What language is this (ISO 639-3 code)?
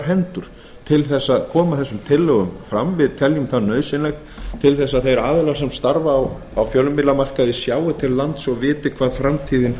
isl